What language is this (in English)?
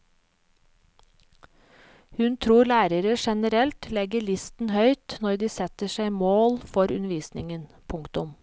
Norwegian